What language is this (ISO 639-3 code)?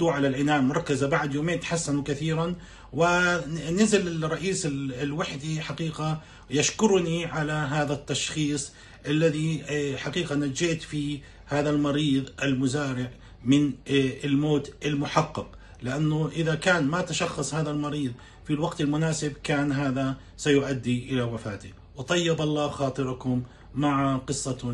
ara